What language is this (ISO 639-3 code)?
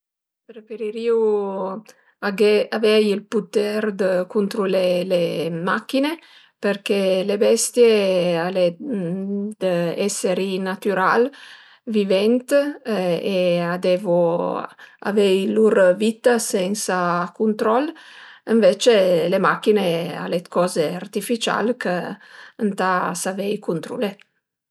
pms